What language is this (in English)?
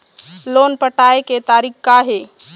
Chhattisgarhi